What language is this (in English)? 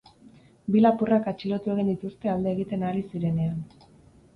Basque